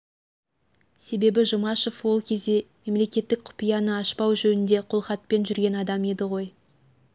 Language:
Kazakh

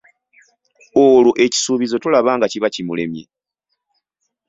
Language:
Ganda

